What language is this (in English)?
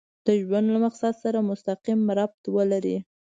Pashto